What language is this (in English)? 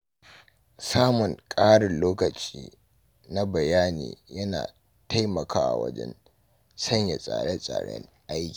Hausa